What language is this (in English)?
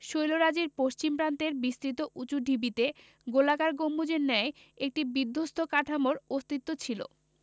Bangla